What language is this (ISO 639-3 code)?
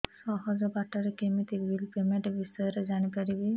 ori